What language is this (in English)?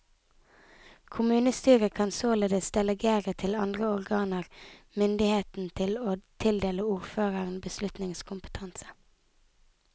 Norwegian